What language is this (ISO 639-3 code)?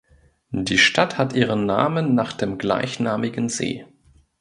deu